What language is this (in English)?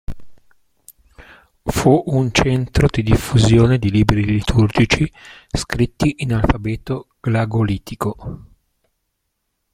Italian